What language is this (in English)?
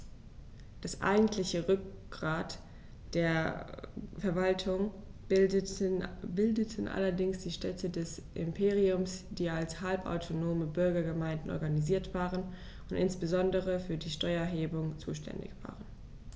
German